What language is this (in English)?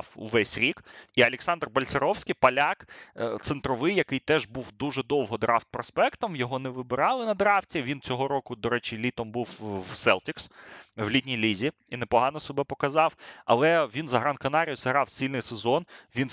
Ukrainian